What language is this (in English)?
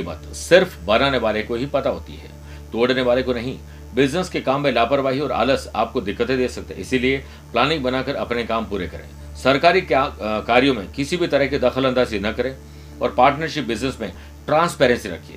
Hindi